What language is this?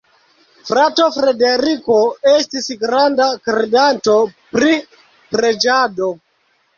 Esperanto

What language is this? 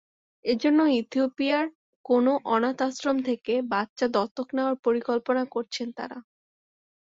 Bangla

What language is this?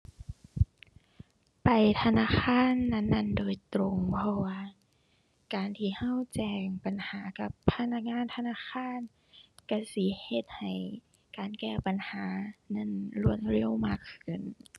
Thai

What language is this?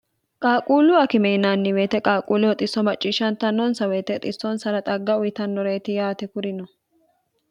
Sidamo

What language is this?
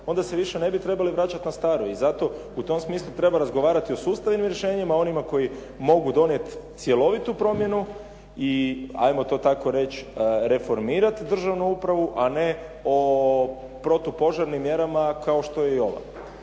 Croatian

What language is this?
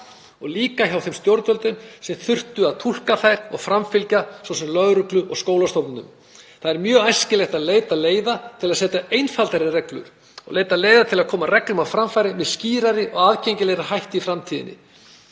Icelandic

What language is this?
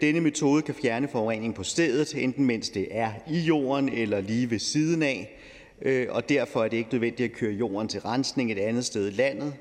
Danish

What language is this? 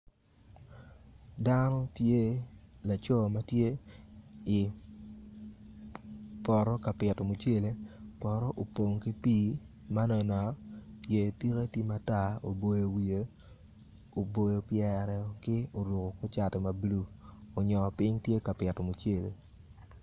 Acoli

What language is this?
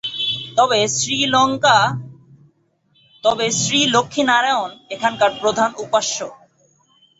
Bangla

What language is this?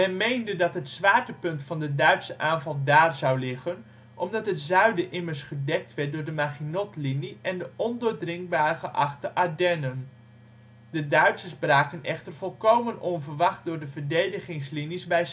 Dutch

